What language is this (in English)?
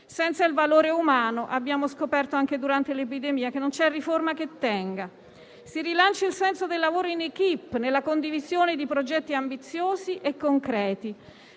Italian